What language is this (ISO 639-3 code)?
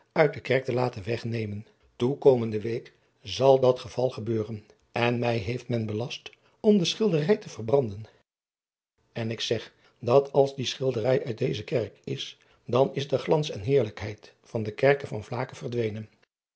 nld